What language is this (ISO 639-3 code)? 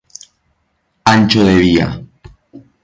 spa